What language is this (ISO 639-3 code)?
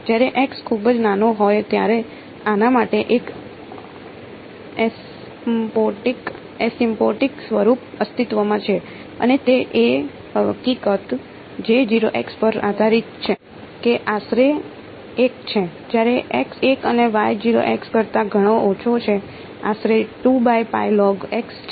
guj